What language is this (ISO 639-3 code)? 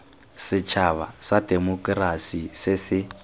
tsn